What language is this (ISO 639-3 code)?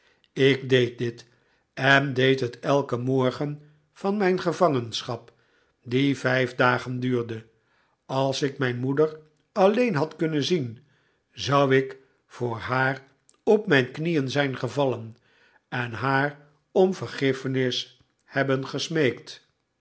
nld